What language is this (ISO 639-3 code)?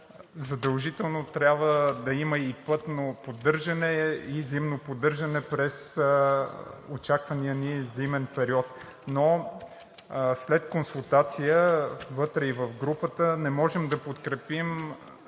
bul